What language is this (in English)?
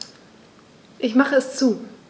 German